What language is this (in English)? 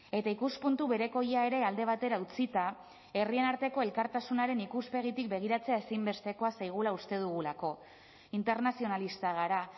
Basque